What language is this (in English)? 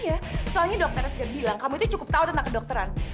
Indonesian